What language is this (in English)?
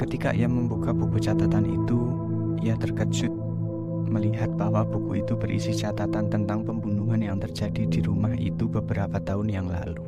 Indonesian